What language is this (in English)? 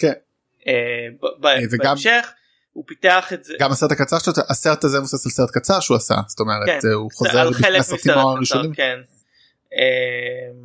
Hebrew